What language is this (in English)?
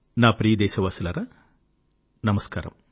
Telugu